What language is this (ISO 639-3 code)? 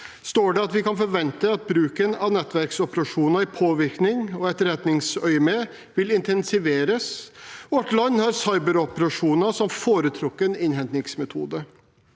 nor